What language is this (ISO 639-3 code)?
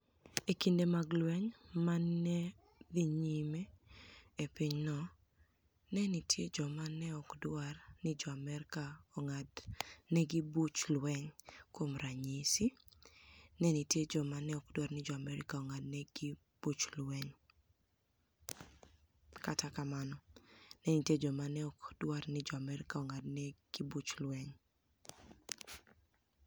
luo